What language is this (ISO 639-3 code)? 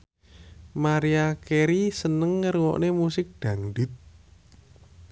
jav